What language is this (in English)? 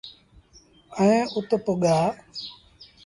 Sindhi Bhil